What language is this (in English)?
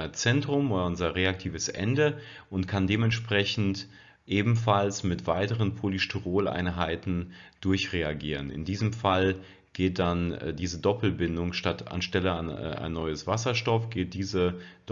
German